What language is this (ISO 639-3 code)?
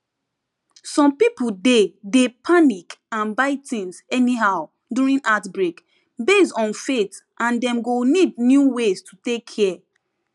pcm